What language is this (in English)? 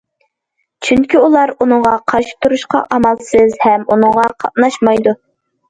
Uyghur